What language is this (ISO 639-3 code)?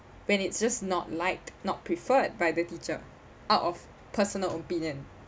eng